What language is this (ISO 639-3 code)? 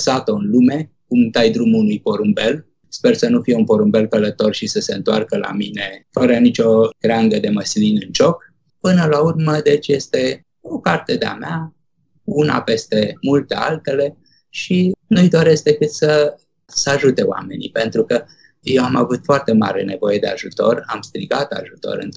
ron